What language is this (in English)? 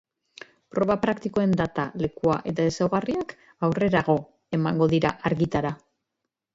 Basque